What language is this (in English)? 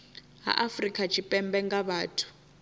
Venda